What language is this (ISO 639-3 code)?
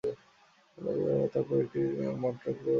ben